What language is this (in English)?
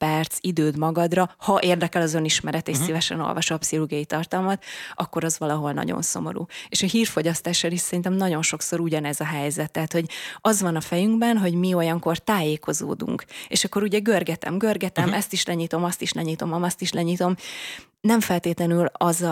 Hungarian